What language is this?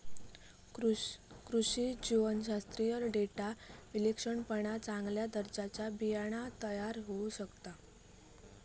Marathi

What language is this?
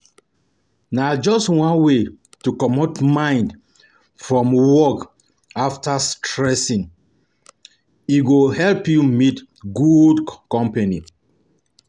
Nigerian Pidgin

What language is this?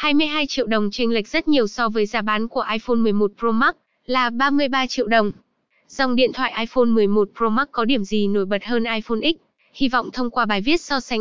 Vietnamese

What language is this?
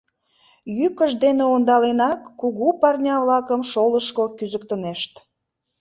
Mari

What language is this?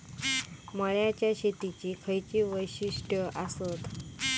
Marathi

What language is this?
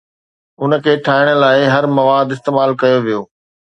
Sindhi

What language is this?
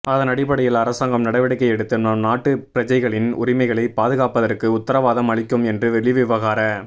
Tamil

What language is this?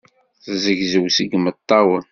Kabyle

